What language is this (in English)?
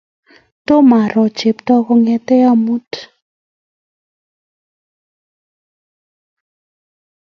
Kalenjin